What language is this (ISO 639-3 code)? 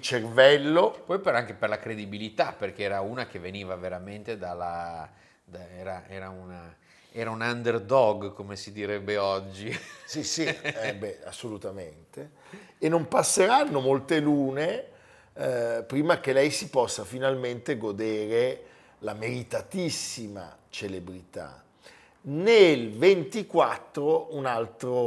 ita